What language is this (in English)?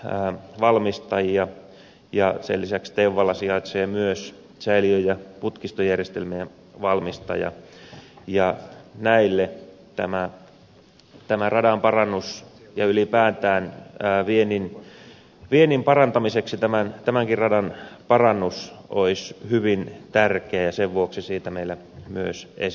Finnish